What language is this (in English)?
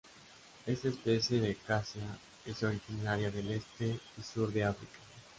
Spanish